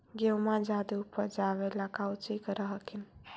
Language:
Magahi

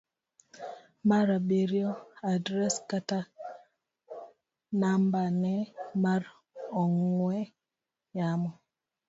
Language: Luo (Kenya and Tanzania)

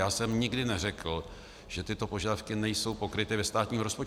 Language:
Czech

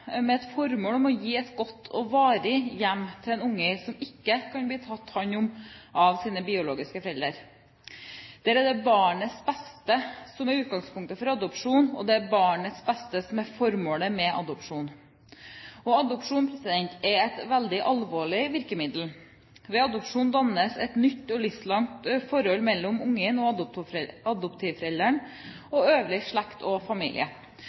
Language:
Norwegian Bokmål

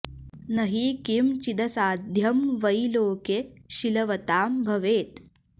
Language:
Sanskrit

